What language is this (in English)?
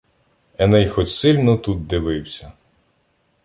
Ukrainian